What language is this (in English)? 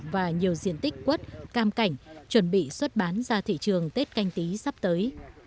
Vietnamese